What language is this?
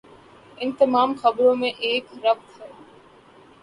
Urdu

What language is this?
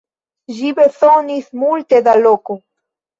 Esperanto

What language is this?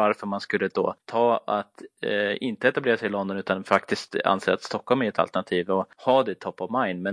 Swedish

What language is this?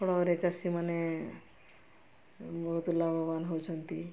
Odia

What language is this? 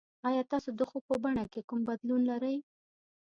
Pashto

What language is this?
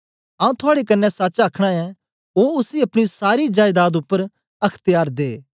Dogri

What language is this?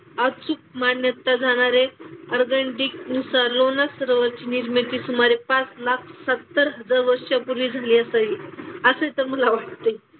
Marathi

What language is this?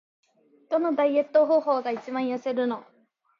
Japanese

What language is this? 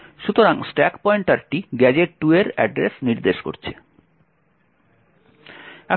Bangla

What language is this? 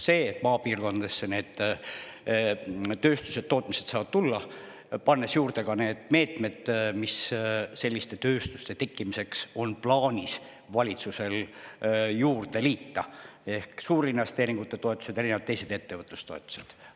Estonian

